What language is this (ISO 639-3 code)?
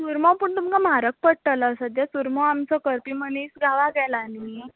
kok